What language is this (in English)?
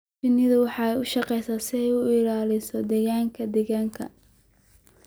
Somali